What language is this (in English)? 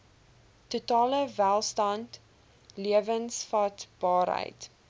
Afrikaans